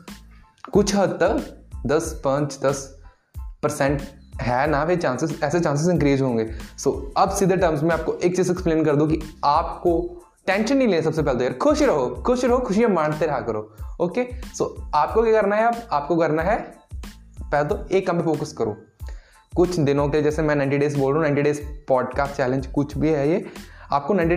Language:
Hindi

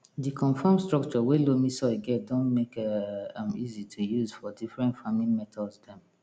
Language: Nigerian Pidgin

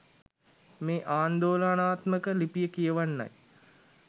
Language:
Sinhala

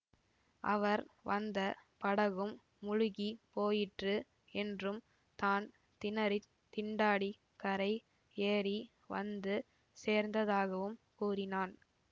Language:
Tamil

